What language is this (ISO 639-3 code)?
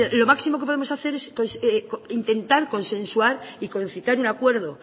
spa